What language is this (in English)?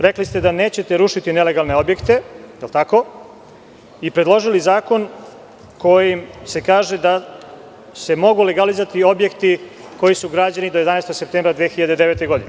Serbian